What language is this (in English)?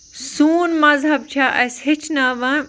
Kashmiri